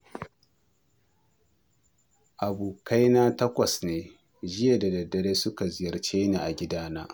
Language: Hausa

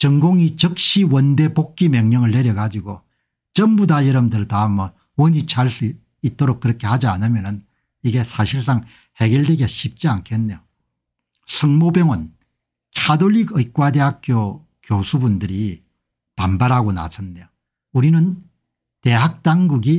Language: Korean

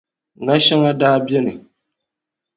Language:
Dagbani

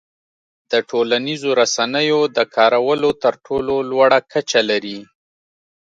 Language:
Pashto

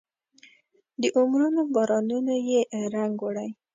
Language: Pashto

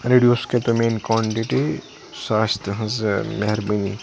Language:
Kashmiri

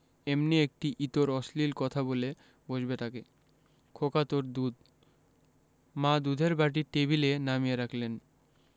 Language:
Bangla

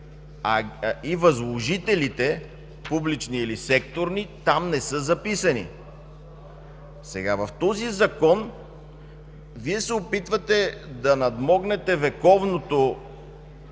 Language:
Bulgarian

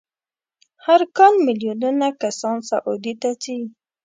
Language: Pashto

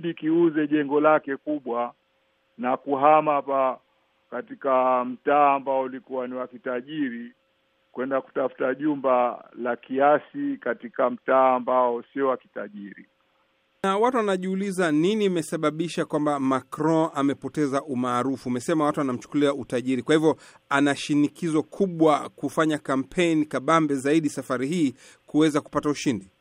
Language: Swahili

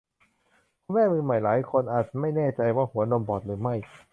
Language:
Thai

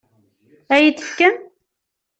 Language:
Kabyle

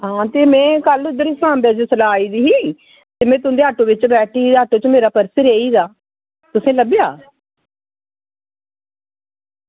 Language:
Dogri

